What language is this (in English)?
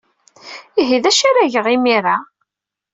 Kabyle